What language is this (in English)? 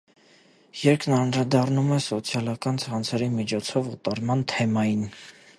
Armenian